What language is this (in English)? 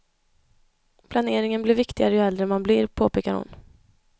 Swedish